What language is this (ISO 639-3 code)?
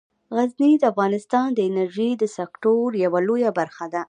pus